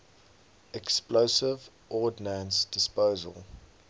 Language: English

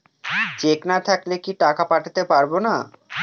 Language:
Bangla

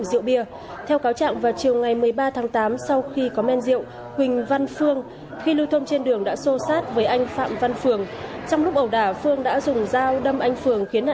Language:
Vietnamese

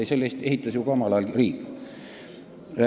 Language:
Estonian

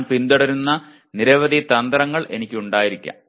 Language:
Malayalam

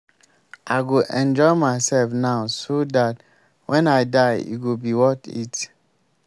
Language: Nigerian Pidgin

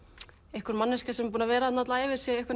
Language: Icelandic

